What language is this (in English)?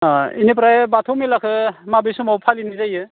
Bodo